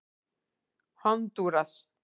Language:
Icelandic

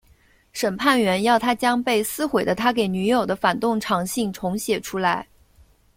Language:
Chinese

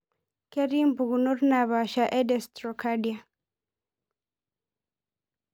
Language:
Masai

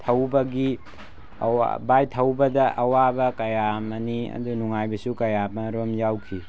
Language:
Manipuri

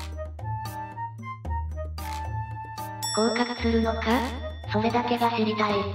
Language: Japanese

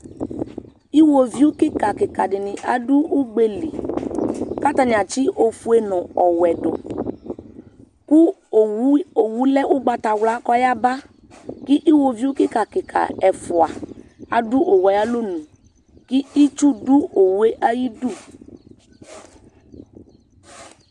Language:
Ikposo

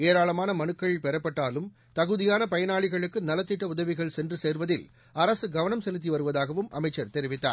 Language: Tamil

